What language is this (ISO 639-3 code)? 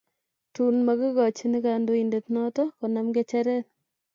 kln